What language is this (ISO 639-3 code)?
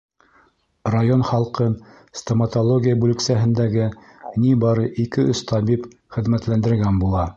bak